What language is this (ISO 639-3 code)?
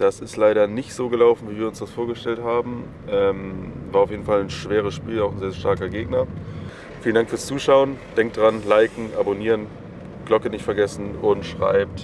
deu